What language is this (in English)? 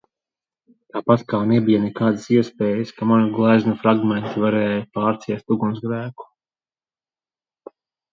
Latvian